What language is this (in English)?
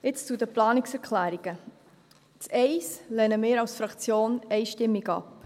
Swiss German